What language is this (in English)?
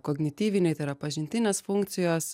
Lithuanian